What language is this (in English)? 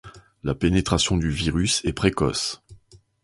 French